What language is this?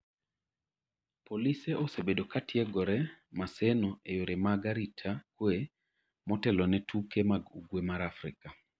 Luo (Kenya and Tanzania)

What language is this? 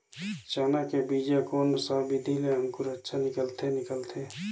Chhattisgarhi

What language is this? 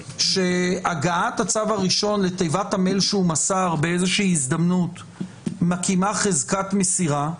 Hebrew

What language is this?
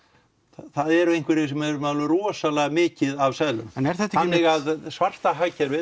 Icelandic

